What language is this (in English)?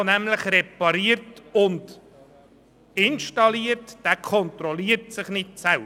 Swiss German